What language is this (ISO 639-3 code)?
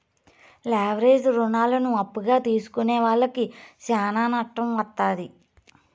tel